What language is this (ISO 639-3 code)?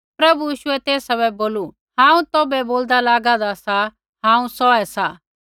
kfx